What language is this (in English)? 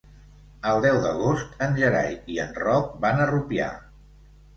Catalan